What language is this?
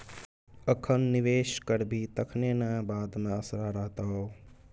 Maithili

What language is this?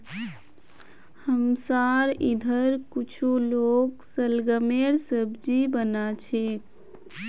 Magahi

